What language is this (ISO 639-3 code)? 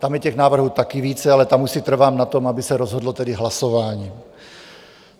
ces